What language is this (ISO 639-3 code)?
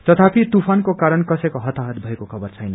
nep